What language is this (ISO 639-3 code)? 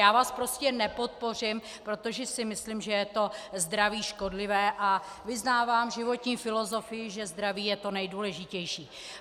ces